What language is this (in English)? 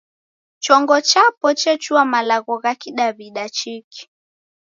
Taita